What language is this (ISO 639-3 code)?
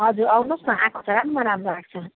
nep